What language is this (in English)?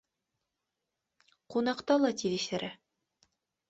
Bashkir